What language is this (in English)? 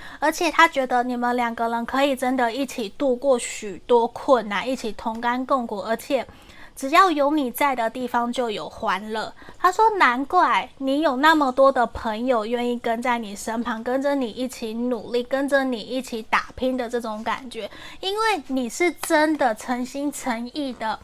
Chinese